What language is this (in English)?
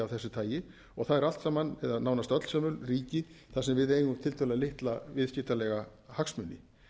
Icelandic